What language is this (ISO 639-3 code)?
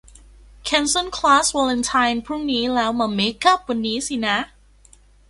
tha